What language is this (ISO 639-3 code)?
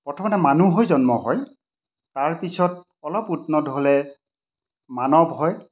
asm